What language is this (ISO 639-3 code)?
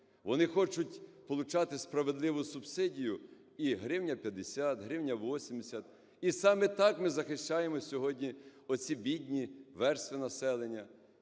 ukr